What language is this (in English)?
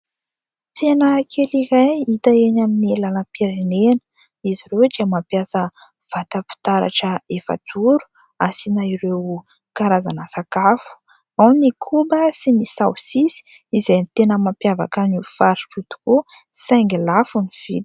Malagasy